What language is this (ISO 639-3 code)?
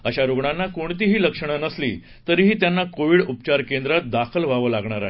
mar